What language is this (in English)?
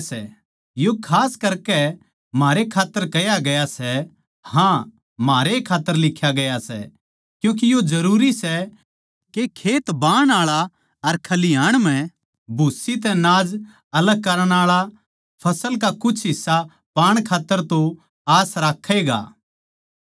Haryanvi